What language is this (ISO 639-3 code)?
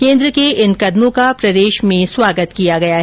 hin